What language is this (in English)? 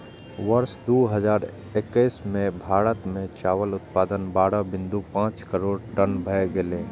Maithili